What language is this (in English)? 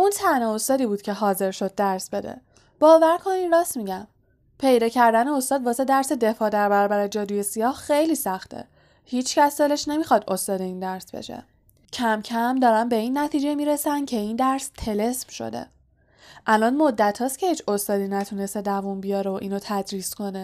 Persian